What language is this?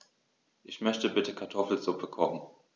German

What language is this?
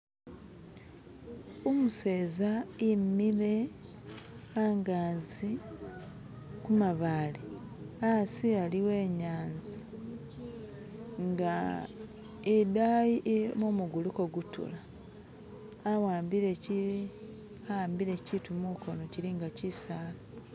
Masaaba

